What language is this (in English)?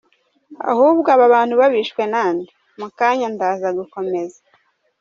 Kinyarwanda